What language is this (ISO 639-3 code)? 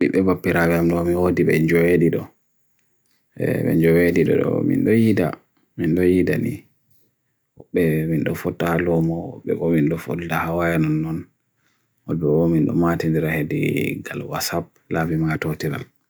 fui